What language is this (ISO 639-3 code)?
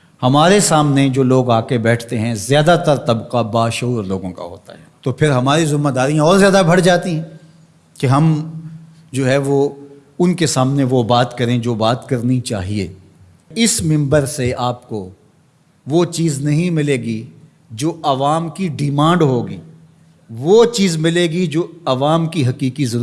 hin